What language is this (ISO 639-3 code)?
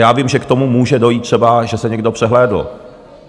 ces